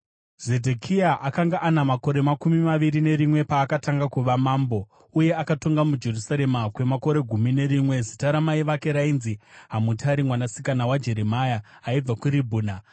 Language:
Shona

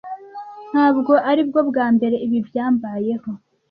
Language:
Kinyarwanda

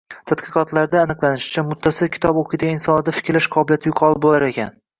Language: Uzbek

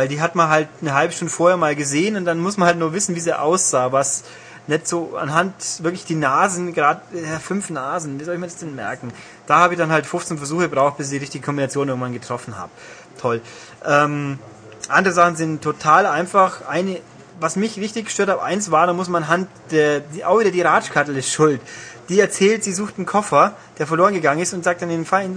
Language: German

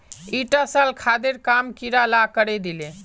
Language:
Magahi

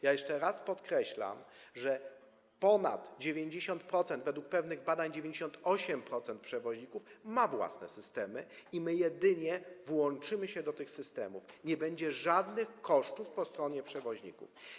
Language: Polish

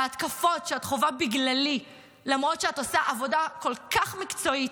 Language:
Hebrew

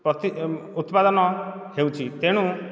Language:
Odia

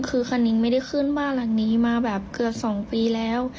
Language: Thai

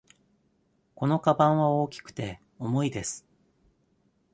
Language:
Japanese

